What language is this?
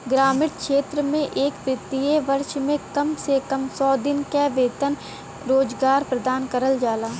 Bhojpuri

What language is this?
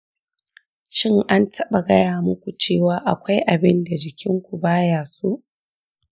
Hausa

